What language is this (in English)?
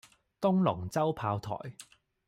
Cantonese